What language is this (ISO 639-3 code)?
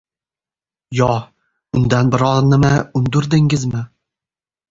uzb